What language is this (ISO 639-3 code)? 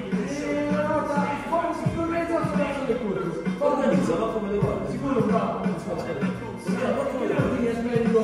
ita